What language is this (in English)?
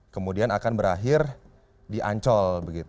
Indonesian